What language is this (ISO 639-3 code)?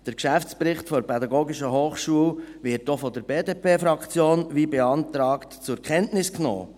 gsw